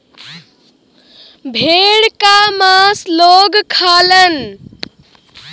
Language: Bhojpuri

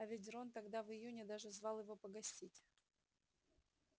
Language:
Russian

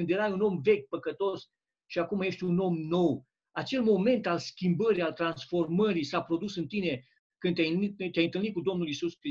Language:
Romanian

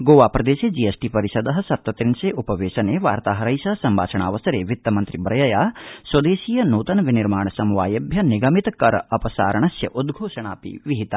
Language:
Sanskrit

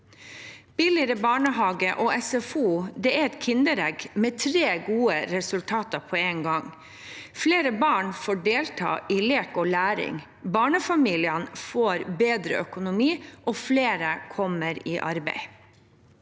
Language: Norwegian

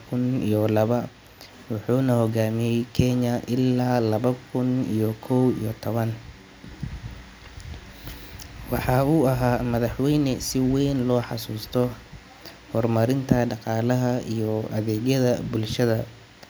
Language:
Somali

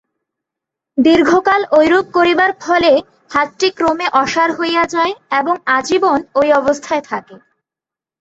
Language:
Bangla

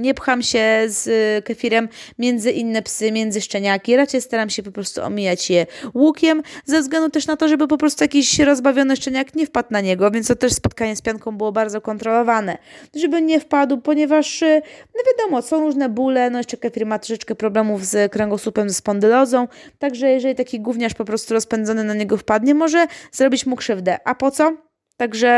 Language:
Polish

